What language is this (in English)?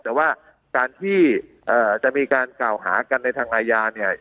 Thai